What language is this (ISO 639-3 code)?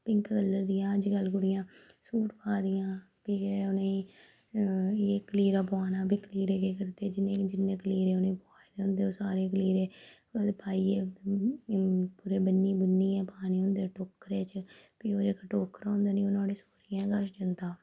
doi